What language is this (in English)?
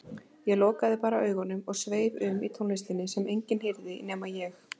Icelandic